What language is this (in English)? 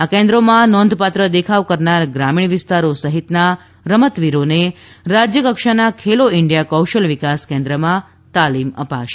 Gujarati